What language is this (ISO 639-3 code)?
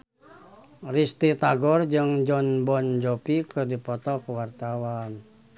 sun